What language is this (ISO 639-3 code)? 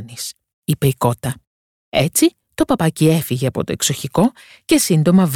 ell